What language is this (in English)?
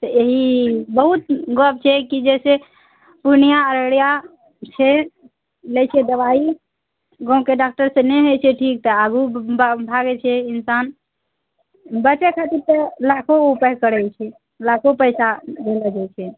Maithili